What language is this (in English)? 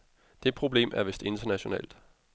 Danish